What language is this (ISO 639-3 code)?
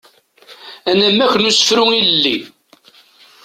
kab